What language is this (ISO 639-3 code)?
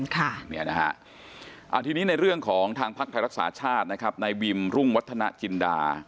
tha